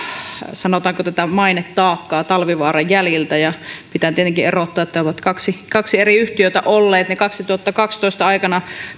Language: Finnish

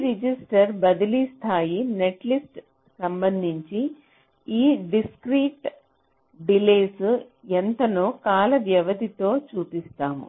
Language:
Telugu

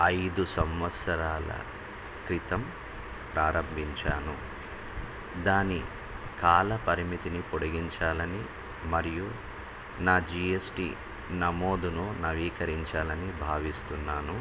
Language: Telugu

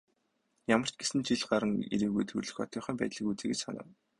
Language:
Mongolian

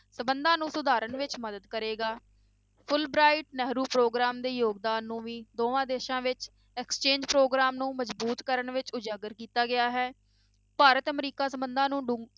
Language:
Punjabi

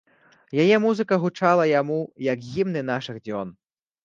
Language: Belarusian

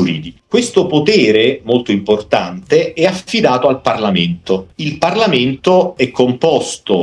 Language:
Italian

